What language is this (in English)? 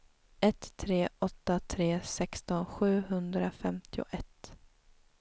Swedish